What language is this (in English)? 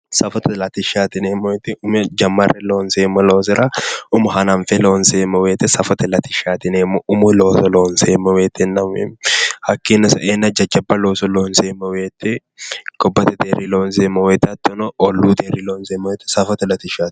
Sidamo